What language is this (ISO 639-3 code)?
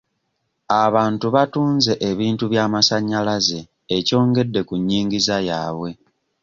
lug